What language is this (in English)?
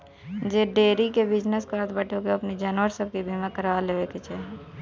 Bhojpuri